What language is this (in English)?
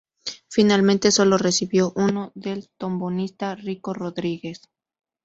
Spanish